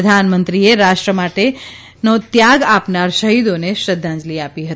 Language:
Gujarati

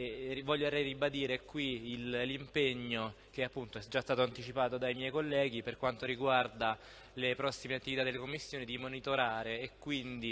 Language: Italian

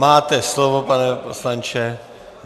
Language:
Czech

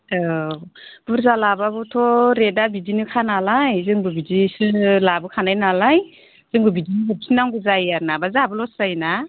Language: Bodo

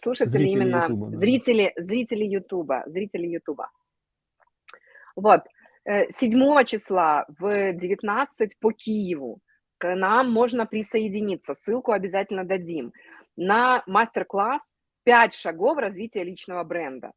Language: Russian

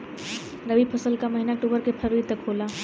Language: Bhojpuri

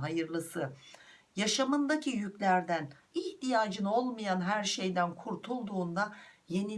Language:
Turkish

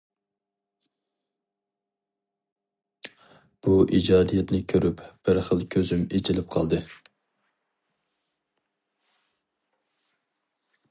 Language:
Uyghur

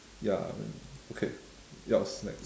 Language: English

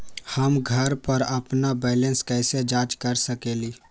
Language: Magahi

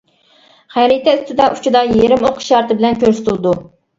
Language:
Uyghur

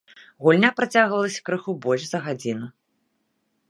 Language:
Belarusian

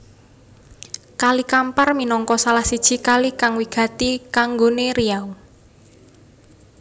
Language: Javanese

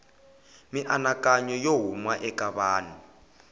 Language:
Tsonga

